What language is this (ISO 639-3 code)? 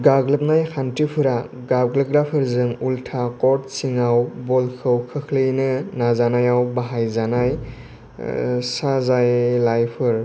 brx